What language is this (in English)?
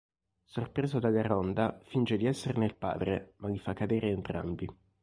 Italian